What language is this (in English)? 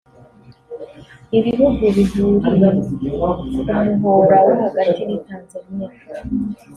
Kinyarwanda